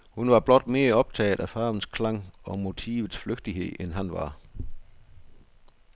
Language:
Danish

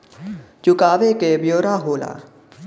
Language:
Bhojpuri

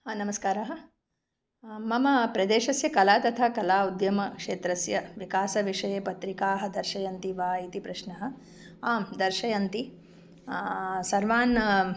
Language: Sanskrit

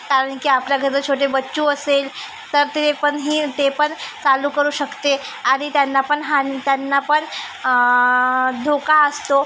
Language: Marathi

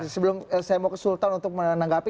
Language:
Indonesian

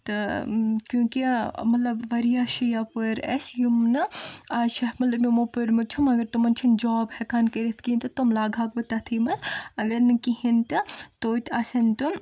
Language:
Kashmiri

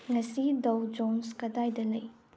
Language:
Manipuri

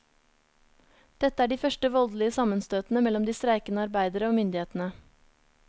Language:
Norwegian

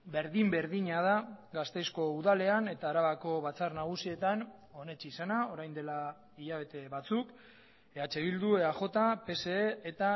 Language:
Basque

